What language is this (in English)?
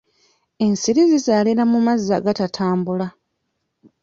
Ganda